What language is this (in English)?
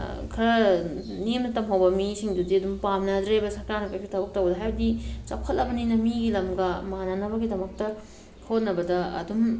Manipuri